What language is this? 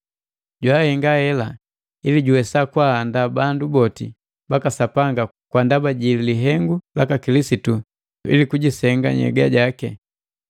Matengo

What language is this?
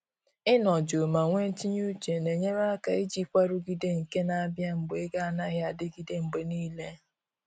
Igbo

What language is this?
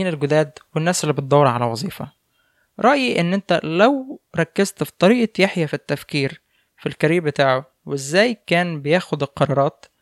Arabic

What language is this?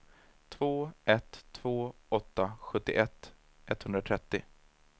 Swedish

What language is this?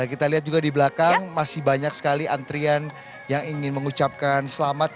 Indonesian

